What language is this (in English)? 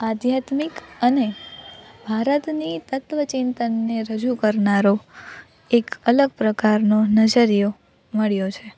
Gujarati